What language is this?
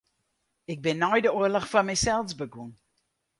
Western Frisian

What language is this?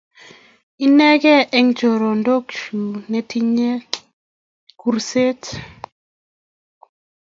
Kalenjin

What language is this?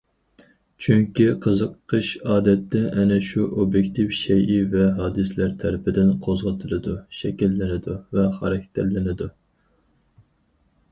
Uyghur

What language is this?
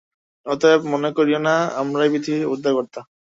Bangla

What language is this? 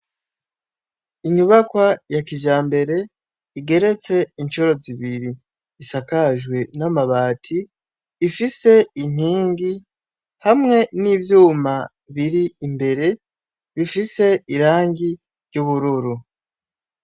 Rundi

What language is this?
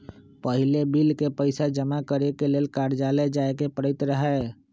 Magahi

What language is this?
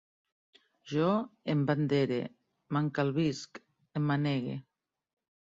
Catalan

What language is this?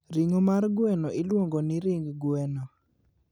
Luo (Kenya and Tanzania)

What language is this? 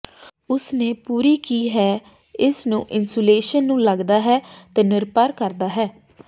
Punjabi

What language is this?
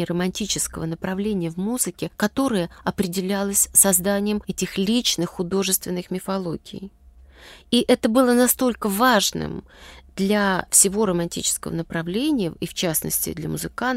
Russian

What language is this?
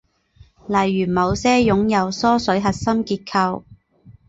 Chinese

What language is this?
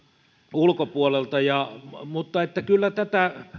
Finnish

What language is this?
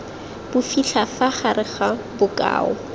Tswana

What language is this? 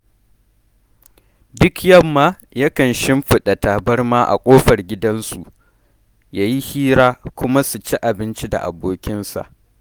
Hausa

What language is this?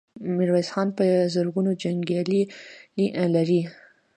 Pashto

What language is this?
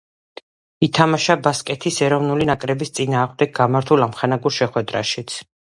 Georgian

